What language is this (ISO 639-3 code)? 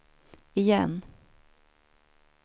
swe